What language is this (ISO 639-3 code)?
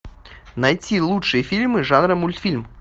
rus